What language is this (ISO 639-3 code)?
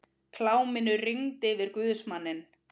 isl